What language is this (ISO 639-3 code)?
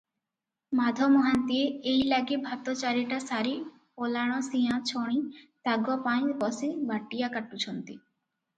ori